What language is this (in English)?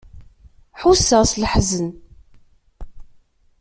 Kabyle